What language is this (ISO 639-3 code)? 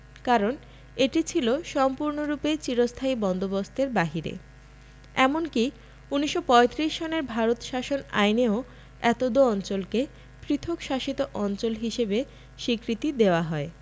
ben